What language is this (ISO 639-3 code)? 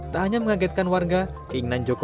ind